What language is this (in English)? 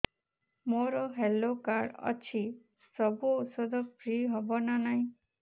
Odia